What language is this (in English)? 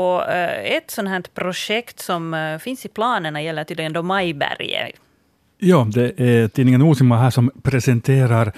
Swedish